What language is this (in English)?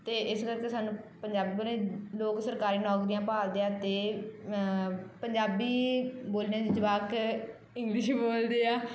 Punjabi